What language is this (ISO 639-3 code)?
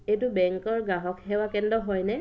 asm